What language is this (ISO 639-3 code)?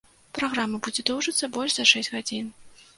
bel